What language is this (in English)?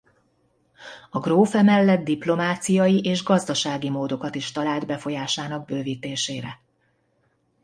Hungarian